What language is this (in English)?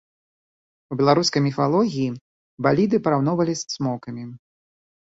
Belarusian